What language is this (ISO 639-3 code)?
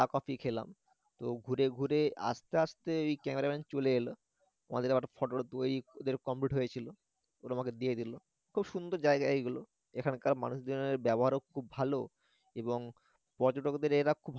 ben